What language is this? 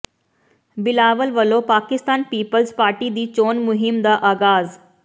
Punjabi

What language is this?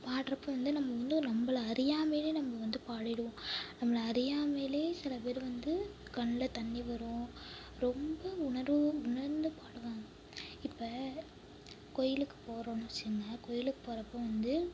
Tamil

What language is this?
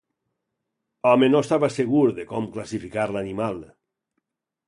Catalan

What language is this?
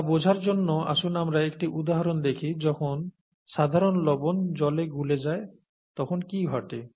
Bangla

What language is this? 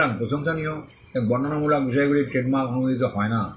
Bangla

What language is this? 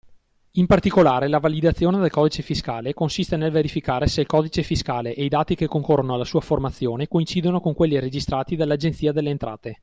Italian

